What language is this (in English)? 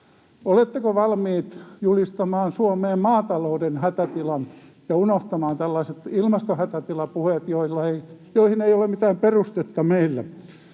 Finnish